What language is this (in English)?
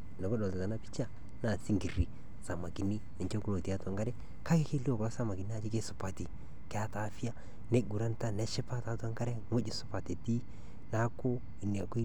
Masai